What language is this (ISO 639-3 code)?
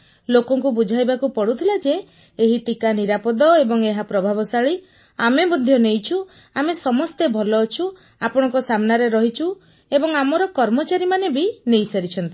ori